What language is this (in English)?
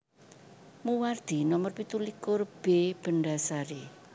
Javanese